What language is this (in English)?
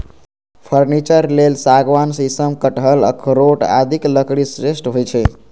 Maithili